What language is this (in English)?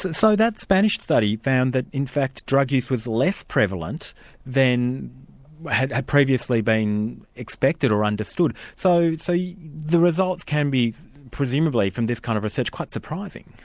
English